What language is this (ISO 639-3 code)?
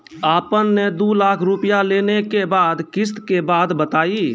mai